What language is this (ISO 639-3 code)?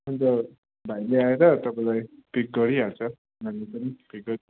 nep